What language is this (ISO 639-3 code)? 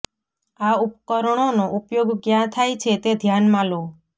guj